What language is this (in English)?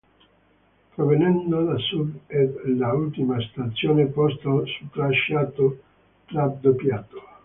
Italian